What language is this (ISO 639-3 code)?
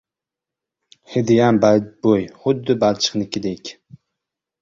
uzb